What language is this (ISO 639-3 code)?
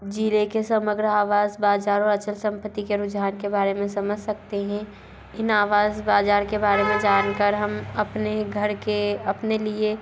hin